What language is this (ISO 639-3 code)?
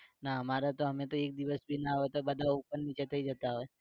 guj